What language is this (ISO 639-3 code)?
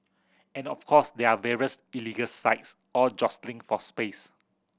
eng